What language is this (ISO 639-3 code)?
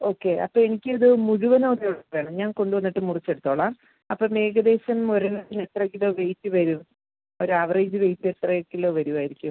mal